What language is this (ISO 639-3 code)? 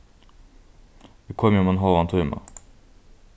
fao